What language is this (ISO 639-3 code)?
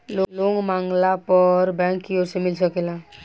bho